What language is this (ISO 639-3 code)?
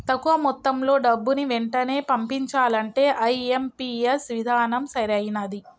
tel